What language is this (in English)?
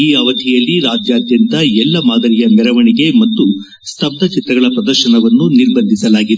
Kannada